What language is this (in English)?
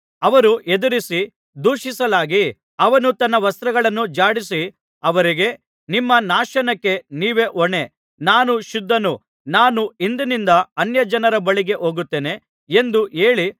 Kannada